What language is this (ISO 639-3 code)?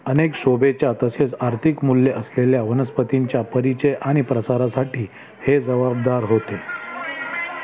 mar